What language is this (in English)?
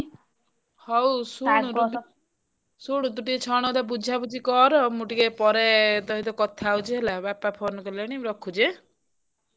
Odia